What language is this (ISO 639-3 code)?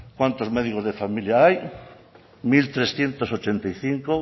spa